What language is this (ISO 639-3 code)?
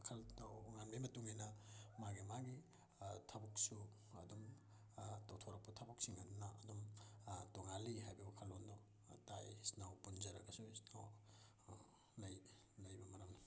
mni